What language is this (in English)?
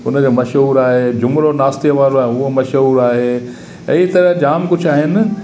Sindhi